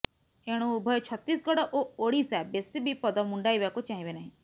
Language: Odia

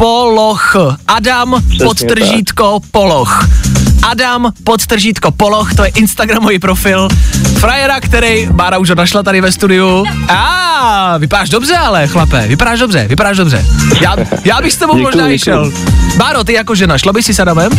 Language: Czech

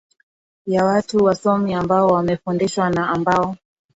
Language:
Swahili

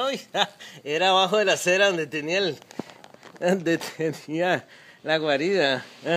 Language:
Spanish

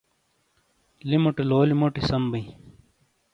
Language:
Shina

